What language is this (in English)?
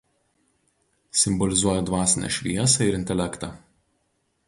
Lithuanian